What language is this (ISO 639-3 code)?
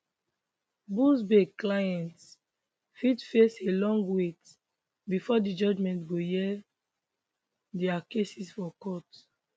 pcm